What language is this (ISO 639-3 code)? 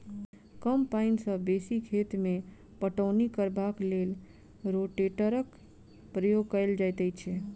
mai